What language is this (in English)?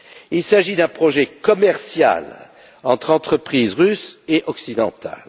French